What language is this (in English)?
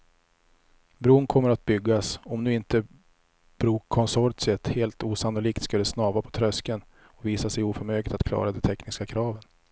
Swedish